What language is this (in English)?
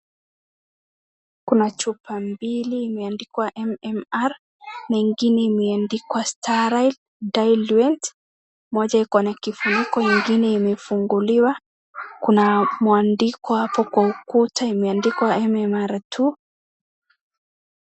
Swahili